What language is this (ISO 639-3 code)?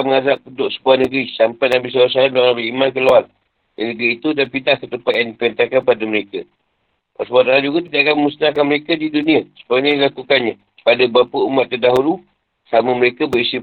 msa